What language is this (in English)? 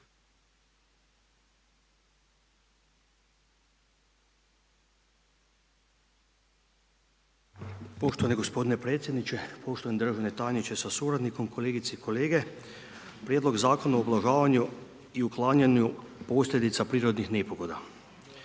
Croatian